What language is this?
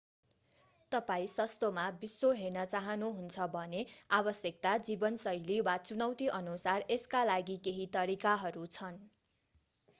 Nepali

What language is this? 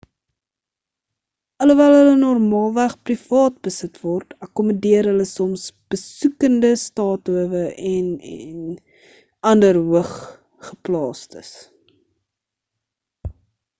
Afrikaans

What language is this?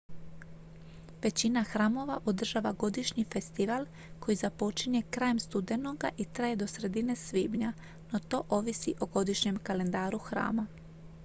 Croatian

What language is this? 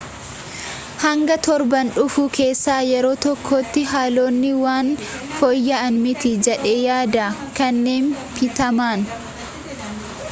Oromo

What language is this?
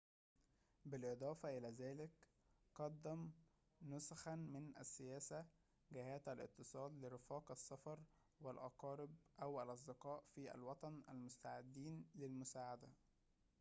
Arabic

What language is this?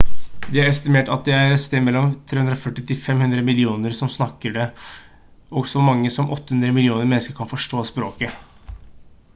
Norwegian Bokmål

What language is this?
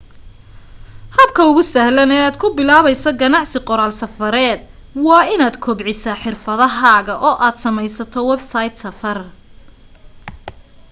Somali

